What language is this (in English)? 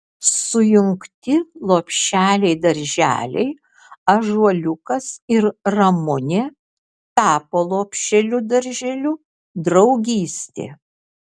Lithuanian